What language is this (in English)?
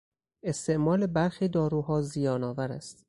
Persian